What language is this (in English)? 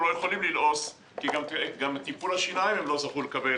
Hebrew